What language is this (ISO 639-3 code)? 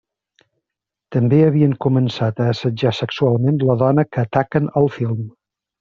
cat